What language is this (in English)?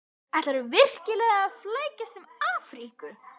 Icelandic